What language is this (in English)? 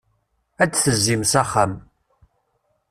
Kabyle